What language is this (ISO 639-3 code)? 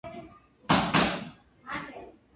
kat